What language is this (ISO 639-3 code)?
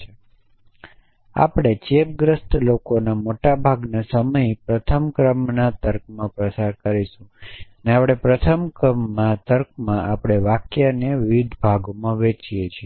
guj